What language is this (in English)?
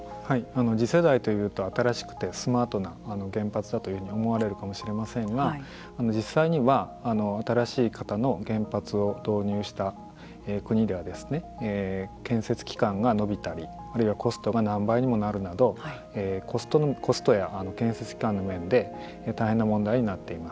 Japanese